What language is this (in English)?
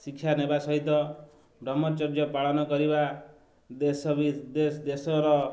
Odia